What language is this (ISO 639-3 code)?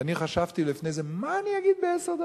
heb